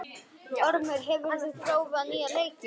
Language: Icelandic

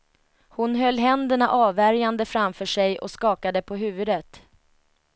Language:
Swedish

